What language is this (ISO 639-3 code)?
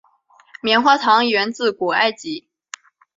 zho